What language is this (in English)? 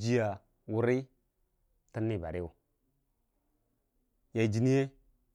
Dijim-Bwilim